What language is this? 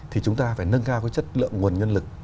Vietnamese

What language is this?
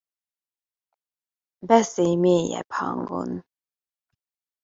Hungarian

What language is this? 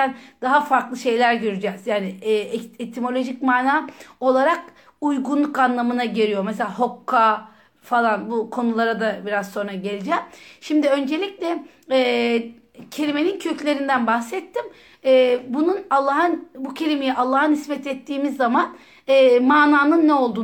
Turkish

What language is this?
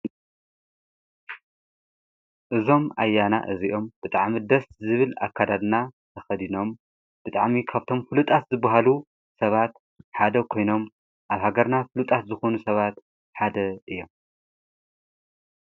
Tigrinya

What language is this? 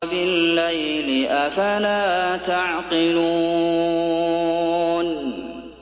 Arabic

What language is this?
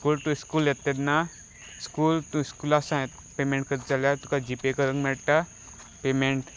Konkani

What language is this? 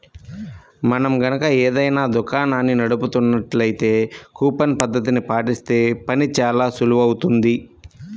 Telugu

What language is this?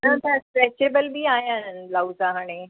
Sindhi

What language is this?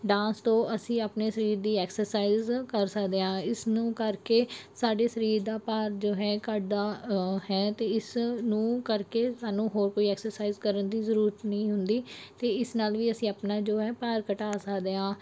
Punjabi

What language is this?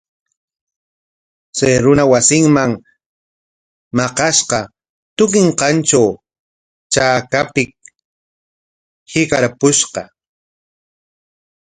Corongo Ancash Quechua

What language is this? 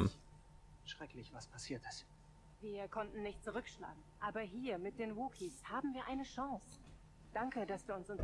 German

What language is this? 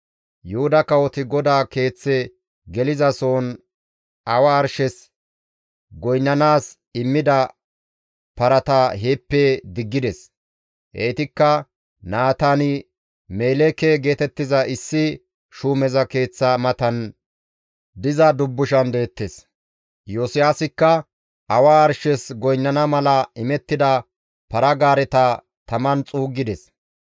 Gamo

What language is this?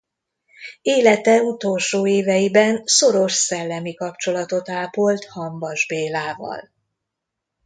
Hungarian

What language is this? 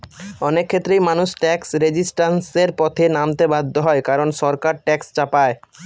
Bangla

